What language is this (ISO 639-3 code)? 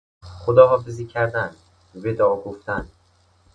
fas